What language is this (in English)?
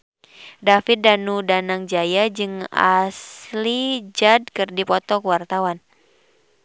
Sundanese